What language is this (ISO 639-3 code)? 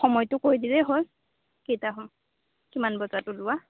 asm